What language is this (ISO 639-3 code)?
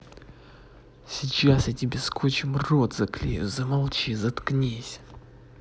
rus